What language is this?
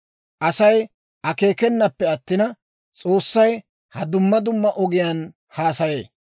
Dawro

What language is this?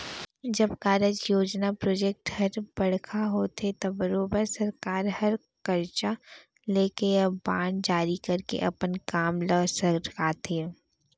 Chhattisgarhi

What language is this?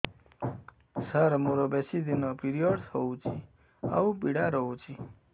Odia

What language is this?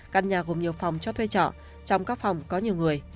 Vietnamese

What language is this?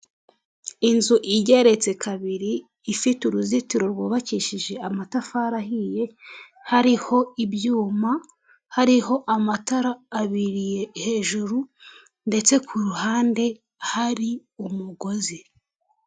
Kinyarwanda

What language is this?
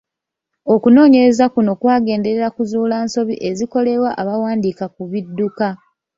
Ganda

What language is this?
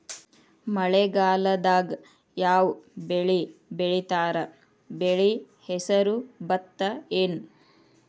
Kannada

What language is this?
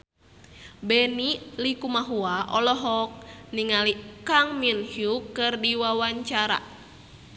Sundanese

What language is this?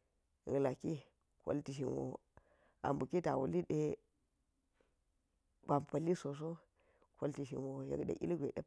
Geji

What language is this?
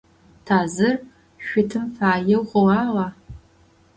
Adyghe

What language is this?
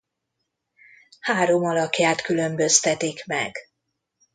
Hungarian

